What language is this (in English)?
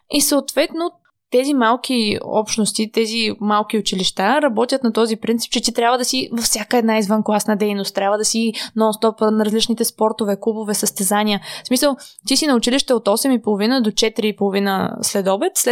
Bulgarian